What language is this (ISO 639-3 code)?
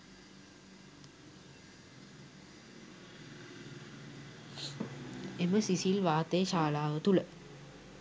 sin